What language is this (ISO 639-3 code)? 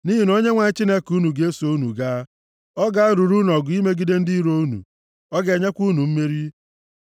ibo